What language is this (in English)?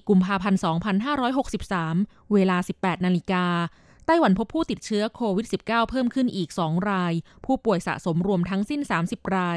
Thai